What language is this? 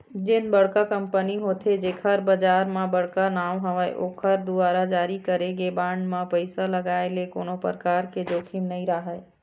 Chhattisgarhi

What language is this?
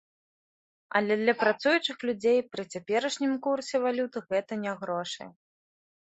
Belarusian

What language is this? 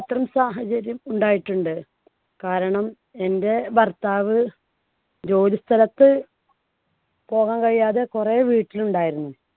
Malayalam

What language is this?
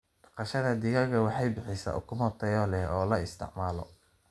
Somali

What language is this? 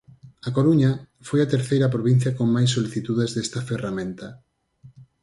Galician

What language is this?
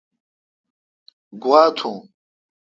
Kalkoti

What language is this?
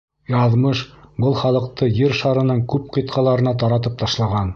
Bashkir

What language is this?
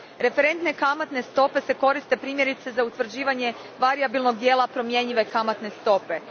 Croatian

